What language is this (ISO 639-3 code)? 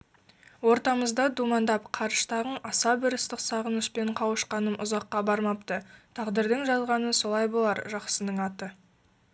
kaz